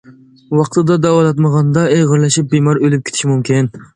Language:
Uyghur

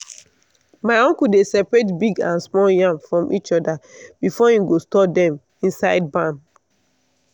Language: Nigerian Pidgin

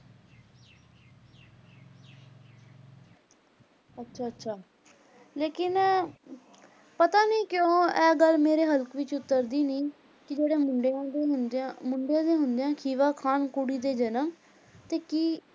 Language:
Punjabi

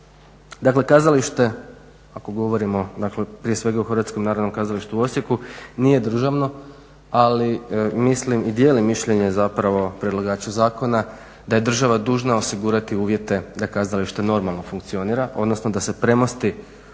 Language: Croatian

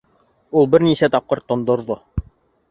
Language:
Bashkir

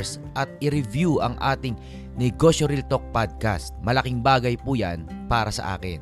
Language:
Filipino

